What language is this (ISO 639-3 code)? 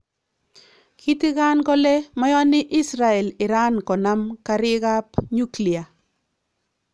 kln